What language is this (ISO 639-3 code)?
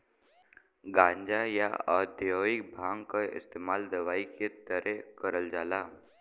bho